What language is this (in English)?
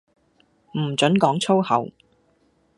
Cantonese